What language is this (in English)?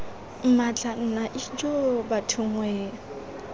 Tswana